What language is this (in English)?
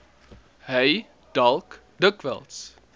Afrikaans